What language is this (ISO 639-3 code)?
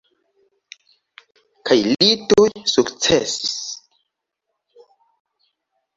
epo